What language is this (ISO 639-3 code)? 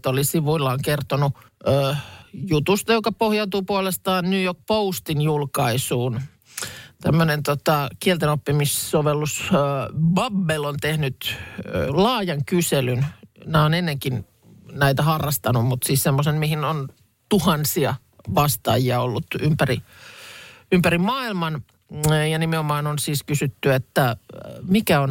fin